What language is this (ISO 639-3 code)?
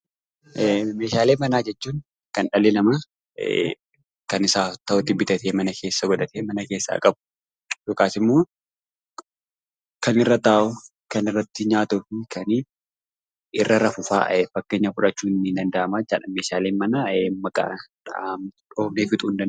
orm